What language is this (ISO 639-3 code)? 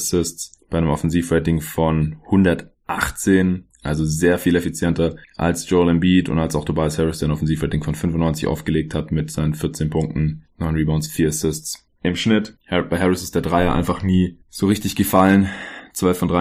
deu